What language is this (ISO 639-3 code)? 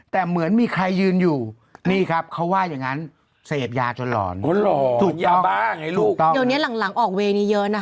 tha